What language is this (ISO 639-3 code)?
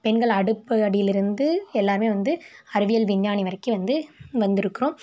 tam